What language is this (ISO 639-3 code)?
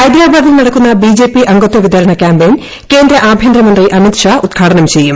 mal